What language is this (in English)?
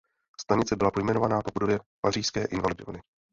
Czech